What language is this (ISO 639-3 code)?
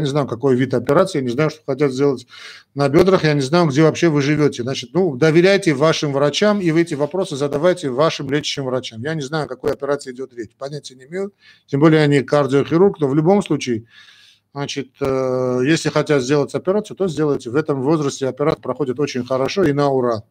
rus